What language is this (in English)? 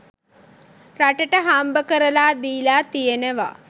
Sinhala